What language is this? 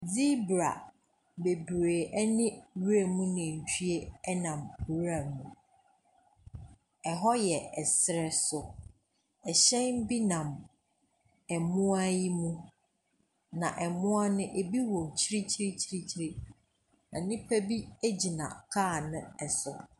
Akan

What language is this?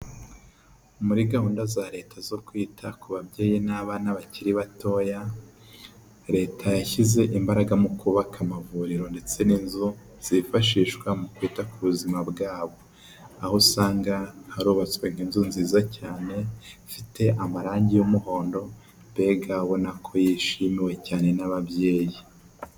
Kinyarwanda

